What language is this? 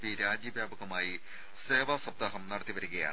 Malayalam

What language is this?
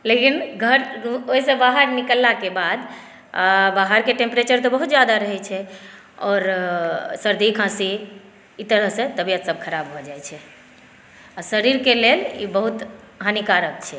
Maithili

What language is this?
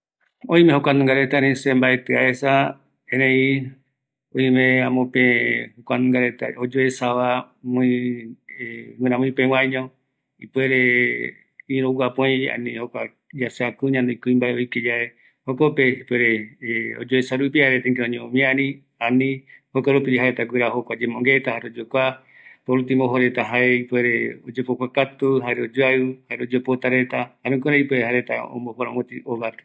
Eastern Bolivian Guaraní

